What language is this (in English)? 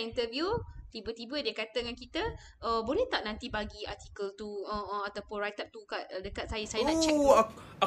Malay